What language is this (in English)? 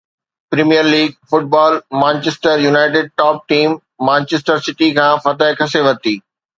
Sindhi